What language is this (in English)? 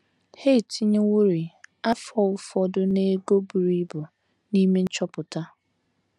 Igbo